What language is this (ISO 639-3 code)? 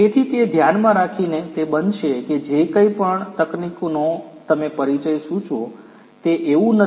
guj